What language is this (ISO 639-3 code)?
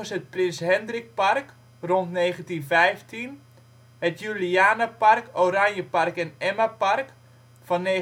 nld